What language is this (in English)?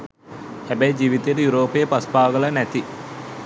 Sinhala